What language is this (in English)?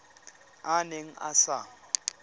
Tswana